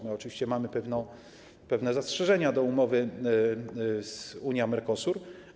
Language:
Polish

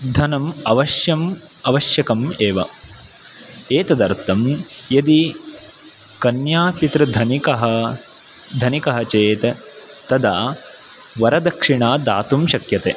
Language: Sanskrit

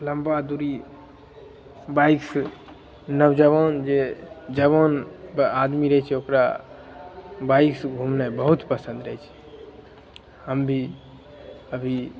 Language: Maithili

